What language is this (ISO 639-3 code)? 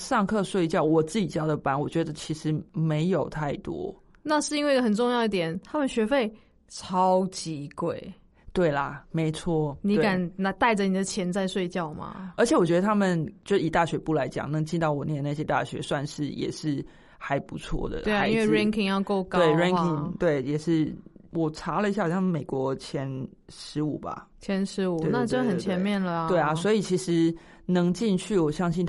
zho